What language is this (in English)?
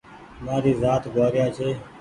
Goaria